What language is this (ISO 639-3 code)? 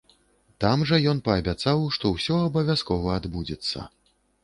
bel